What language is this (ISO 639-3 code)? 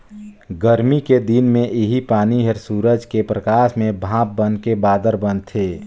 hne